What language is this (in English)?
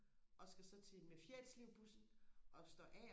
Danish